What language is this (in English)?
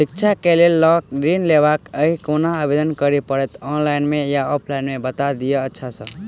Maithili